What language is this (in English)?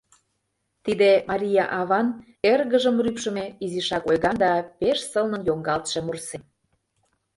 Mari